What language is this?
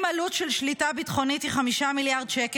Hebrew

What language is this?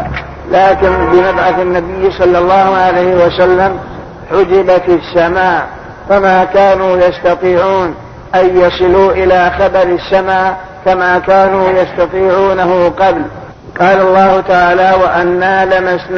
Arabic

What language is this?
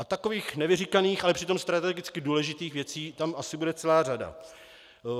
Czech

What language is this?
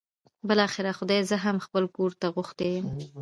Pashto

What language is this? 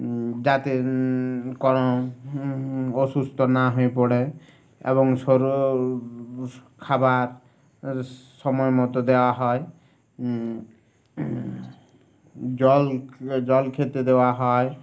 Bangla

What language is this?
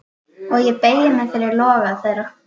Icelandic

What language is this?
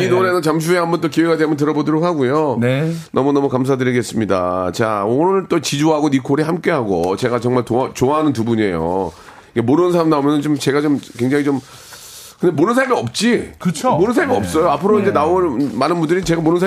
Korean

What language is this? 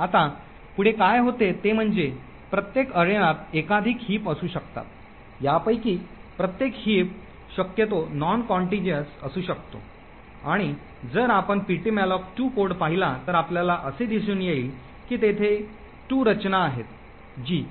Marathi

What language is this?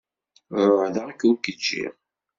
Kabyle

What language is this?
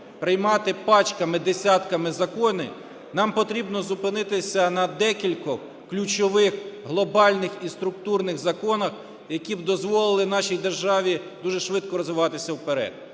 Ukrainian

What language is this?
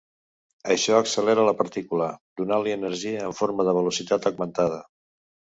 Catalan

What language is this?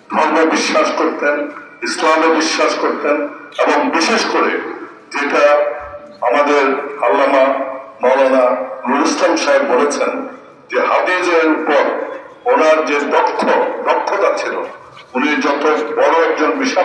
Turkish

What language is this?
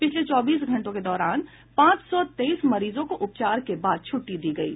Hindi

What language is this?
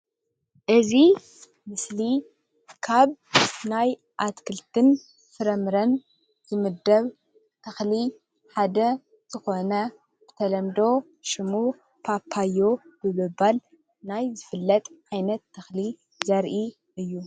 Tigrinya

